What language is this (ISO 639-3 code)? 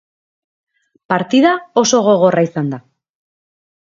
eus